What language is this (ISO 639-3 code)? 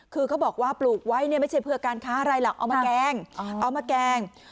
tha